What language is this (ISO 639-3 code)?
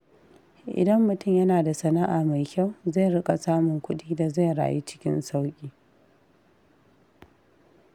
hau